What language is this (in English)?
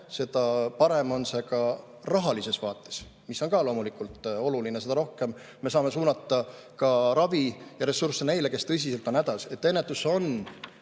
Estonian